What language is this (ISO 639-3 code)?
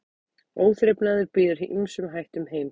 isl